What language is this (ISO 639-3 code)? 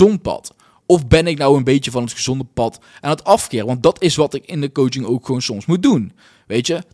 nld